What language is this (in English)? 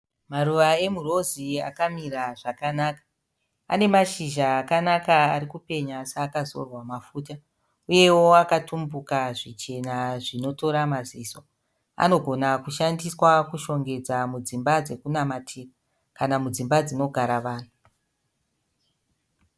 Shona